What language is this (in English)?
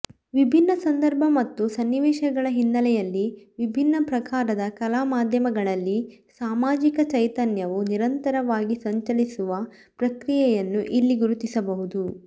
Kannada